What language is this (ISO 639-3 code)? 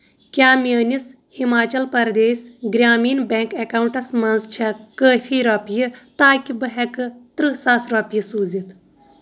kas